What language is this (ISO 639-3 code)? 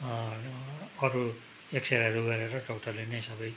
nep